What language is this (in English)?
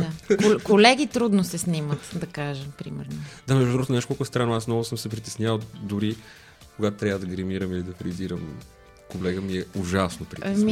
Bulgarian